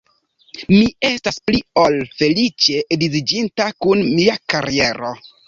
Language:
Esperanto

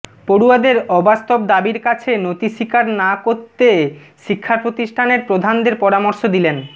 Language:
Bangla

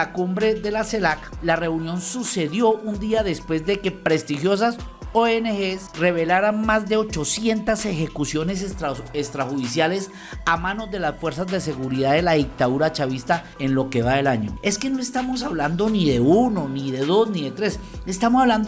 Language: Spanish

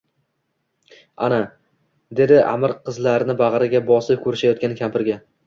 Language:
Uzbek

